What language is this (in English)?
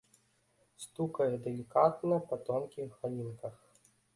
Belarusian